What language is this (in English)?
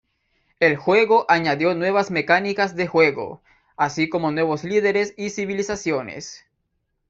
Spanish